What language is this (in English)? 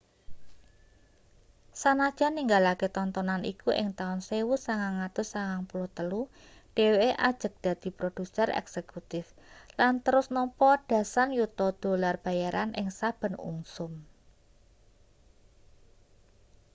Javanese